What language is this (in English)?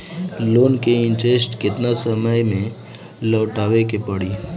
Bhojpuri